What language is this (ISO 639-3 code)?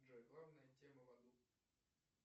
rus